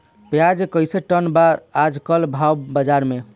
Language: Bhojpuri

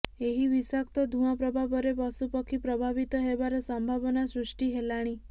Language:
Odia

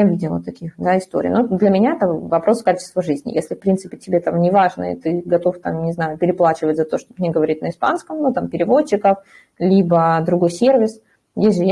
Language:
Russian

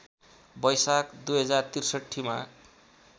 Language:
Nepali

